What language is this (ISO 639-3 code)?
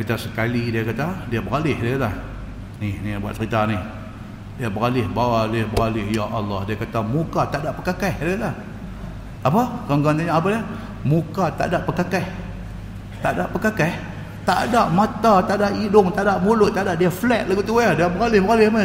msa